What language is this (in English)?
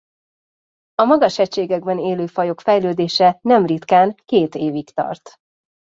Hungarian